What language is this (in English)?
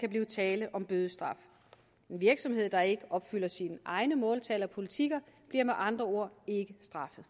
Danish